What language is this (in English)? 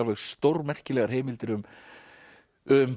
Icelandic